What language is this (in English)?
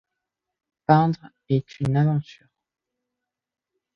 French